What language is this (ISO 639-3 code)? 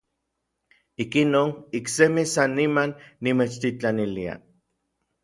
nlv